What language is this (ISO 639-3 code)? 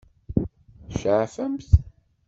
kab